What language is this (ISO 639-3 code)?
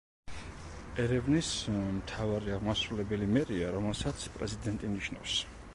kat